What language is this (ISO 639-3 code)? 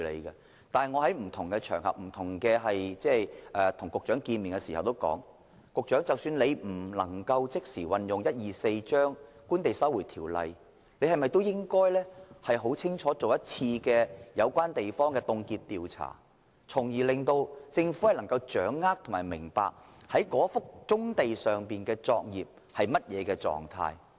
yue